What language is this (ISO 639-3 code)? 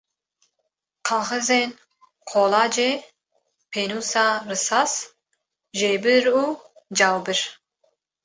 kur